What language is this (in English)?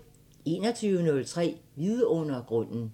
Danish